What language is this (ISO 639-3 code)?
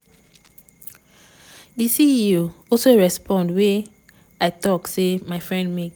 pcm